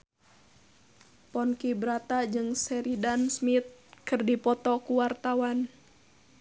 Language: Sundanese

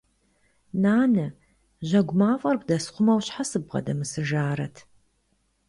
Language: Kabardian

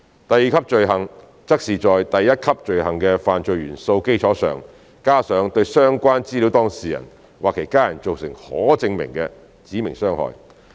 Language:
Cantonese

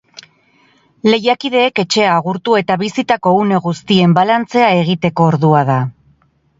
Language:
Basque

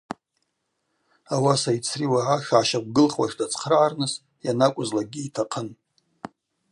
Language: Abaza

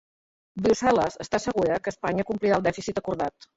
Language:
Catalan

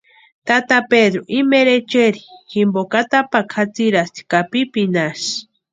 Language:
Western Highland Purepecha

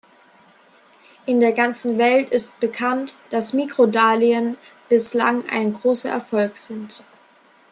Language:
German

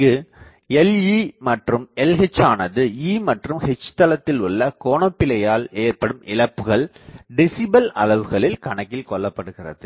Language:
Tamil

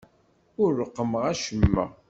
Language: Kabyle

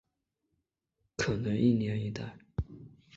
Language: Chinese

